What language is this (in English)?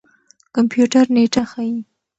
Pashto